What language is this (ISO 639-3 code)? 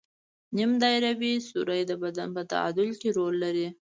pus